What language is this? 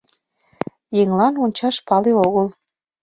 Mari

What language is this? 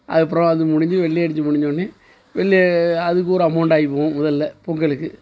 Tamil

